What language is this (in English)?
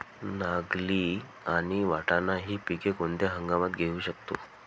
Marathi